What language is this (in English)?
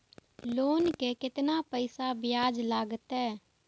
Maithili